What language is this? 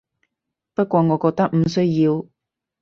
Cantonese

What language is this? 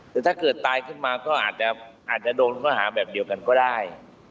Thai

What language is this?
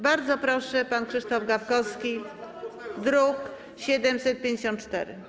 Polish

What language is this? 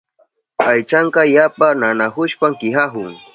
Southern Pastaza Quechua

